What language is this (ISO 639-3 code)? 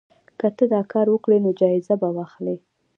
pus